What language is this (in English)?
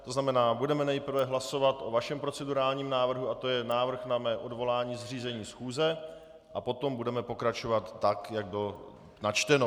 Czech